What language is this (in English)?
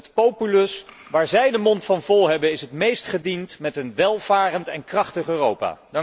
Dutch